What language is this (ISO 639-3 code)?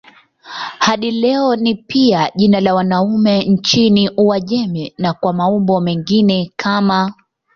swa